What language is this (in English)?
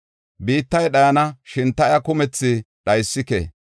Gofa